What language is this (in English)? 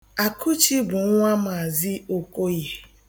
Igbo